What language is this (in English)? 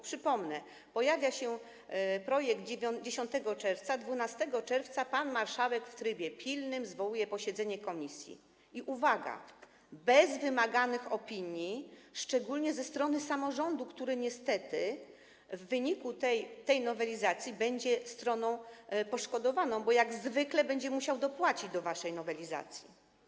Polish